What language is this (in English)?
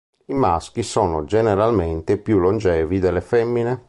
Italian